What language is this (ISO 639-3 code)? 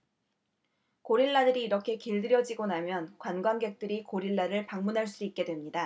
kor